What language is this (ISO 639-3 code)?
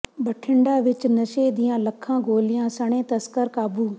pan